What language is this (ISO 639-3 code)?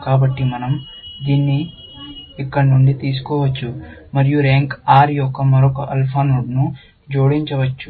tel